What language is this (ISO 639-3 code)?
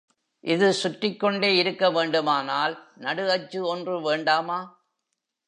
tam